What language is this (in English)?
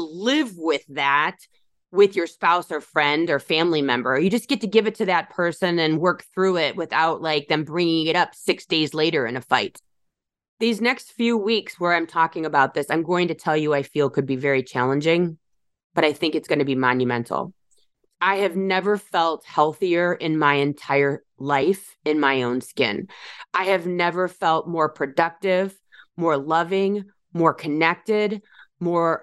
English